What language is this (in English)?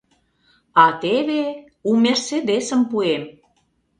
Mari